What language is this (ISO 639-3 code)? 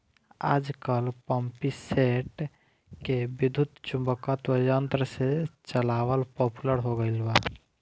bho